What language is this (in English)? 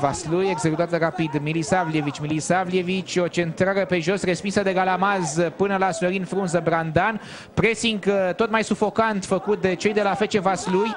Romanian